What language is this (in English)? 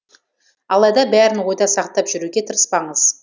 Kazakh